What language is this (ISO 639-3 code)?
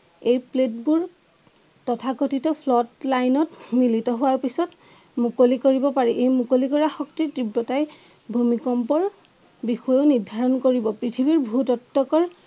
asm